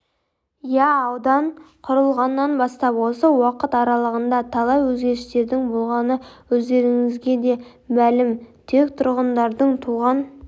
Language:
Kazakh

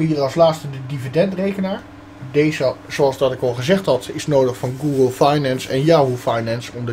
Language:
Dutch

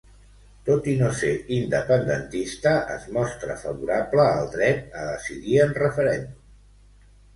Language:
Catalan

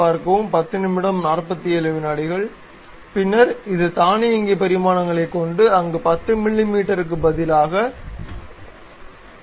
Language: Tamil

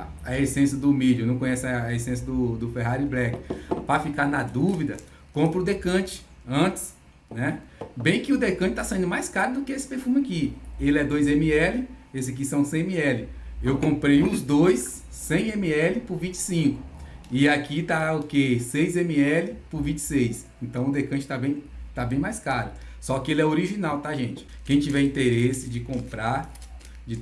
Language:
Portuguese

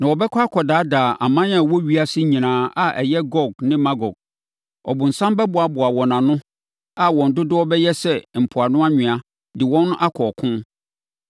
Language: Akan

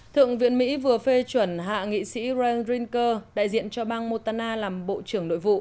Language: Vietnamese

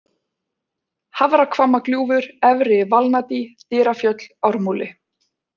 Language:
Icelandic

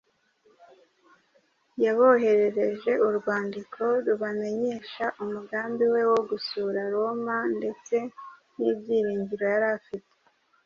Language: Kinyarwanda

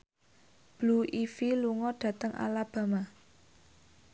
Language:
Javanese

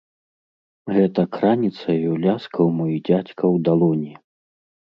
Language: Belarusian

